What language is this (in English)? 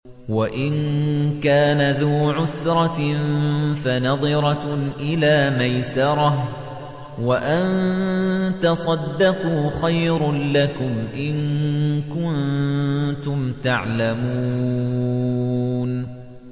Arabic